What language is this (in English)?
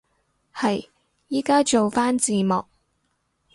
Cantonese